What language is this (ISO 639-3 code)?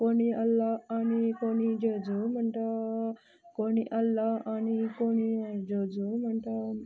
kok